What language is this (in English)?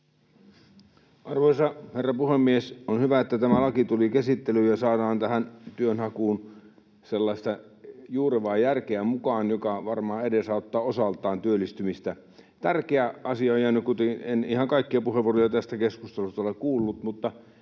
Finnish